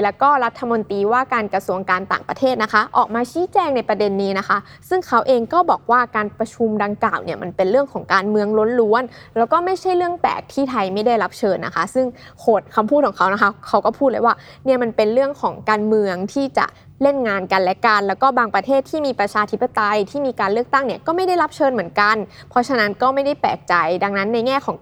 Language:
Thai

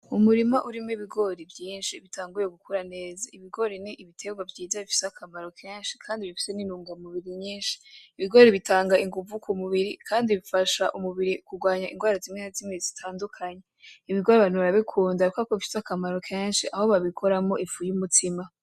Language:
Rundi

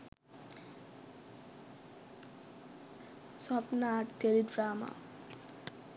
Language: Sinhala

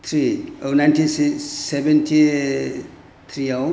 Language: Bodo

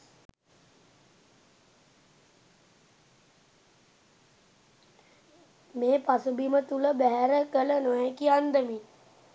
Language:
Sinhala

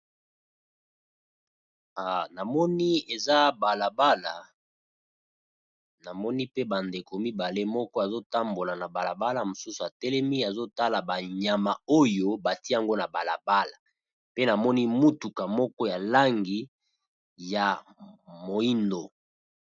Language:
Lingala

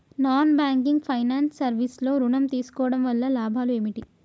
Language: Telugu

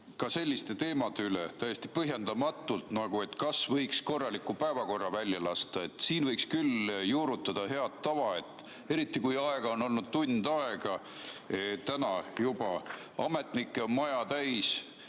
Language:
Estonian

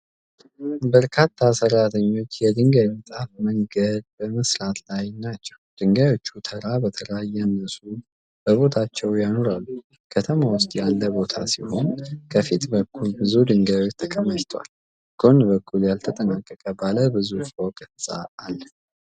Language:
Amharic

